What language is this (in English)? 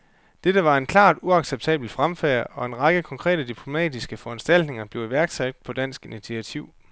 Danish